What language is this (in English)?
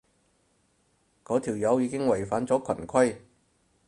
Cantonese